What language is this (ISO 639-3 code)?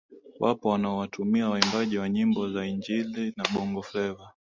swa